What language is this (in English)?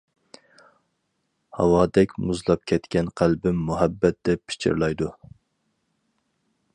Uyghur